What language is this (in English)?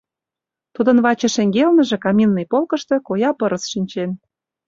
Mari